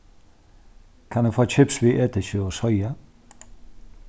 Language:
Faroese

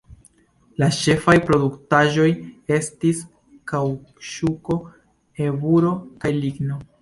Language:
Esperanto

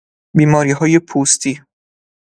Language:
Persian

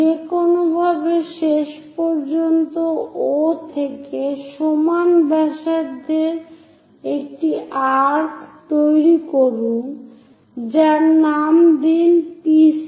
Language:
Bangla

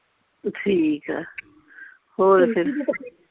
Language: Punjabi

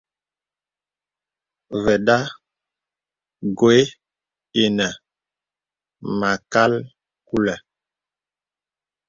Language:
Bebele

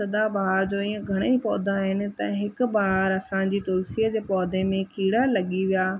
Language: Sindhi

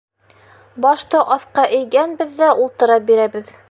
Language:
Bashkir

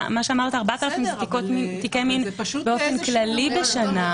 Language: Hebrew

